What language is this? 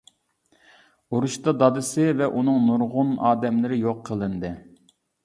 Uyghur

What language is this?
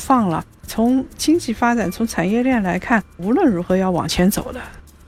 Chinese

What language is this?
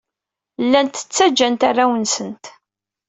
Kabyle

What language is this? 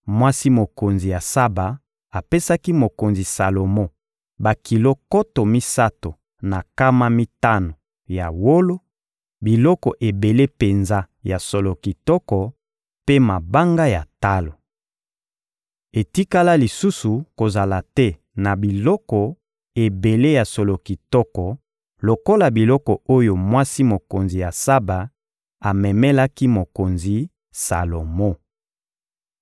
Lingala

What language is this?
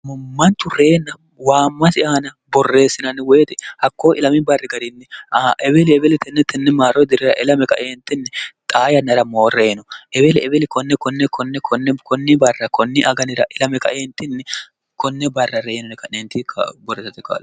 Sidamo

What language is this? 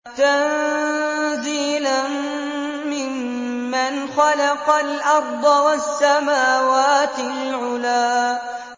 Arabic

